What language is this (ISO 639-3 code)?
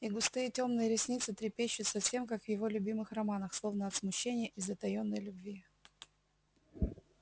rus